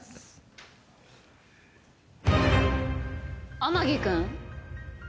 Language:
Japanese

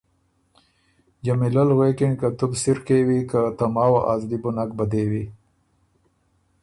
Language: Ormuri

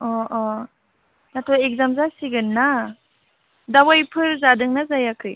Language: Bodo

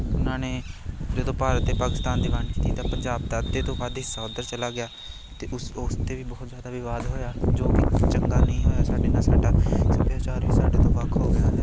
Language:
Punjabi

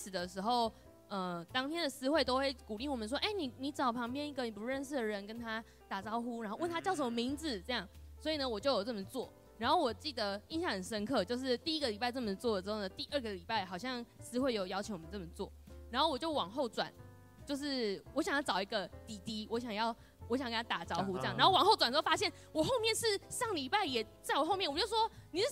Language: Chinese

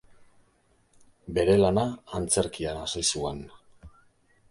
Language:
Basque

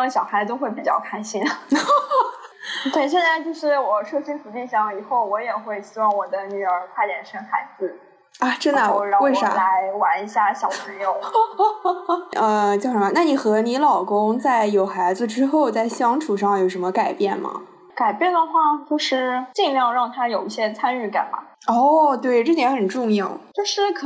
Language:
Chinese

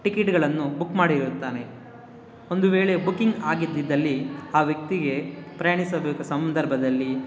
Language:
Kannada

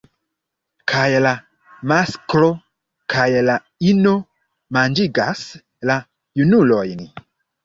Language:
Esperanto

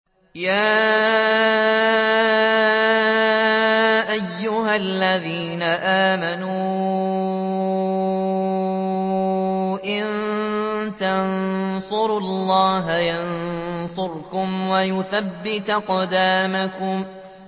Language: Arabic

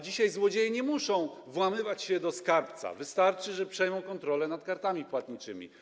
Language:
Polish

